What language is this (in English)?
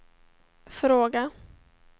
Swedish